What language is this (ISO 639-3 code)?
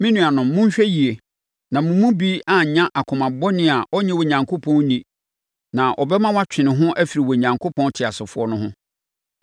aka